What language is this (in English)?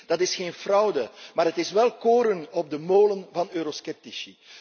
Dutch